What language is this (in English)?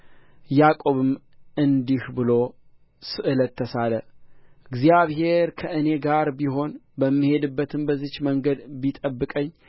Amharic